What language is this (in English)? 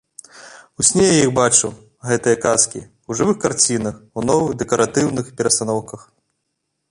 Belarusian